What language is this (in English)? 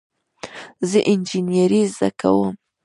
Pashto